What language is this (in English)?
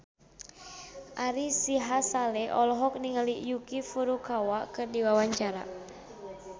Sundanese